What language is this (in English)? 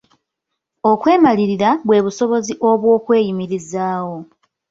Ganda